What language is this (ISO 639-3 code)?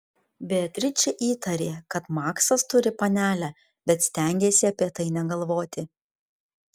lit